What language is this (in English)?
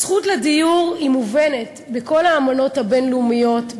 Hebrew